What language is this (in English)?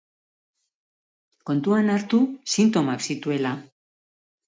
Basque